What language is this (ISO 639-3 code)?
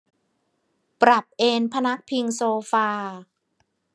tha